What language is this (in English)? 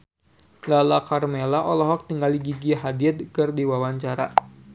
Sundanese